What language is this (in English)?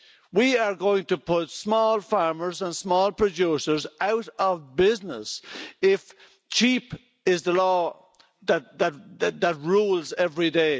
English